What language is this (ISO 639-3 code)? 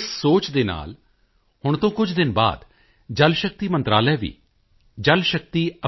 pan